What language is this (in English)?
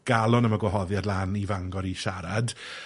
Welsh